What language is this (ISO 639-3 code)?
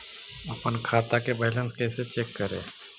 mag